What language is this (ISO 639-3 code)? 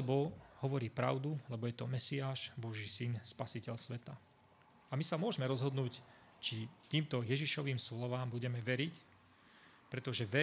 slk